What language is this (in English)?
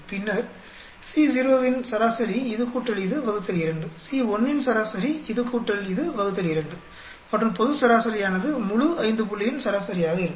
Tamil